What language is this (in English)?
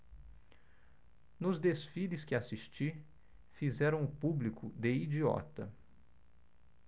Portuguese